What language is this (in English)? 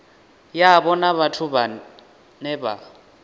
Venda